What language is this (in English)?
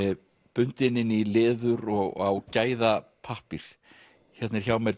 Icelandic